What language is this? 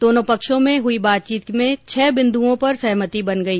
Hindi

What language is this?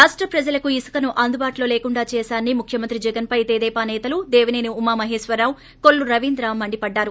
Telugu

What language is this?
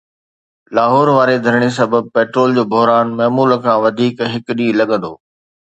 Sindhi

